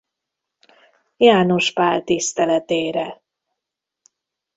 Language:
Hungarian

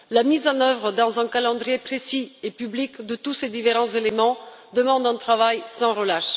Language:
French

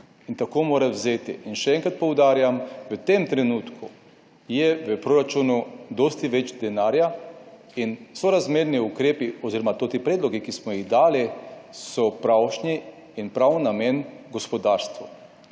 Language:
Slovenian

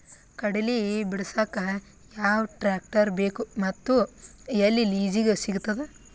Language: Kannada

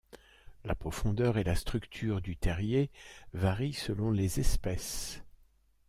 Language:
French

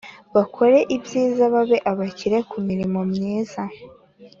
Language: Kinyarwanda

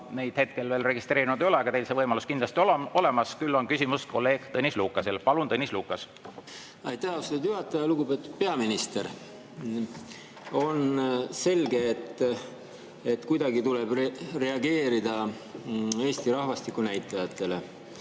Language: Estonian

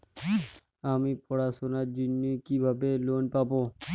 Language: Bangla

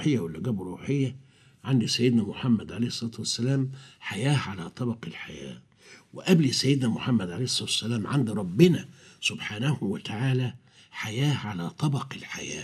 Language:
Arabic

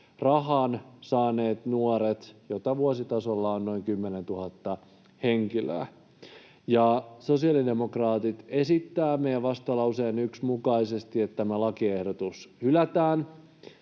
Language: Finnish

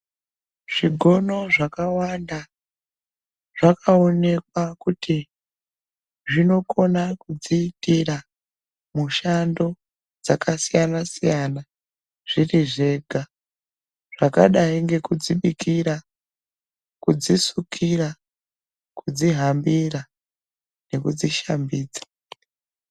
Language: Ndau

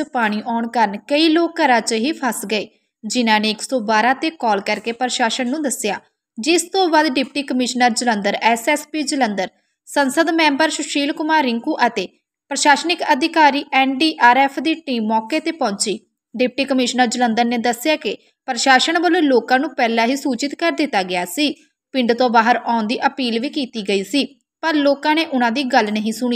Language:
Hindi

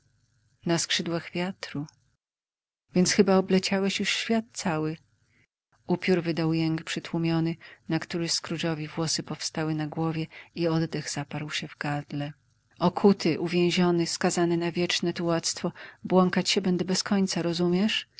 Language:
Polish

